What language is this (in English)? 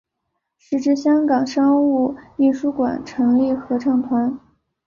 Chinese